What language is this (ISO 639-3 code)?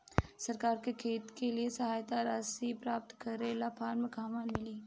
bho